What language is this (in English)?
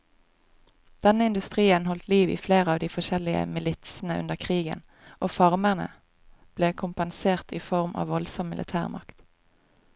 Norwegian